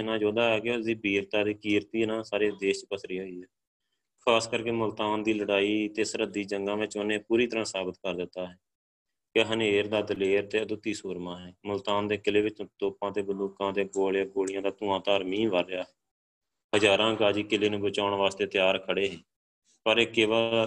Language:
Punjabi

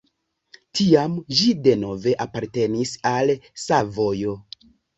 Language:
Esperanto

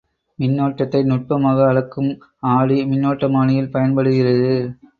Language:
Tamil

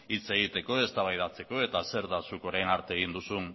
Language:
Basque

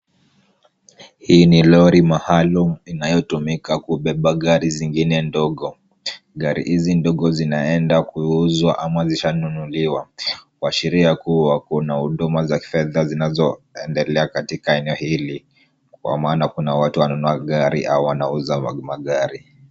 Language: Swahili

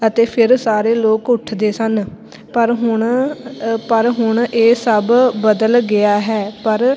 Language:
Punjabi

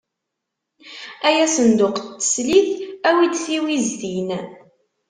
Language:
Kabyle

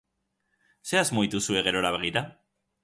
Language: Basque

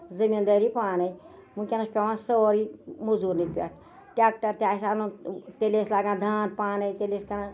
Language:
Kashmiri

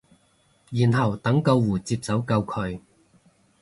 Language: Cantonese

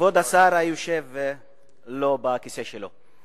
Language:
Hebrew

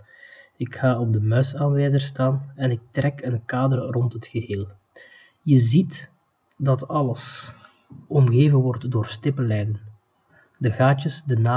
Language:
Dutch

